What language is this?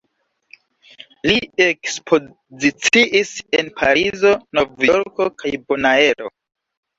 Esperanto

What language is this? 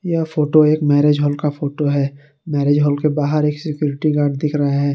Hindi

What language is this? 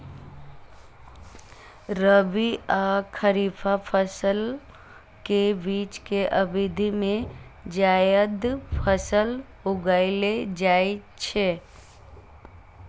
Maithili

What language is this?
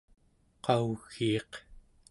Central Yupik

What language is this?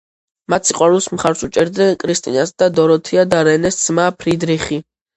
Georgian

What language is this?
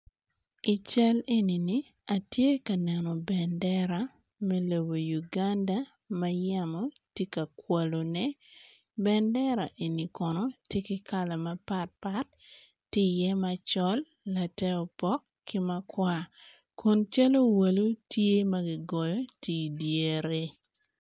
Acoli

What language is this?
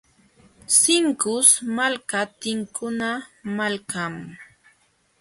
Jauja Wanca Quechua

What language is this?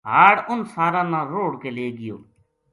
Gujari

